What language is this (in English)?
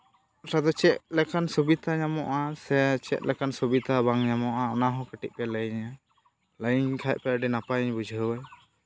Santali